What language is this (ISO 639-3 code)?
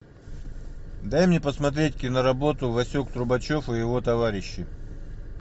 rus